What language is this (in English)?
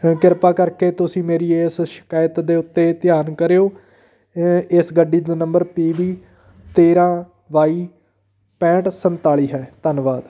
Punjabi